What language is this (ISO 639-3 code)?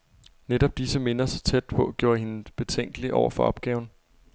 dan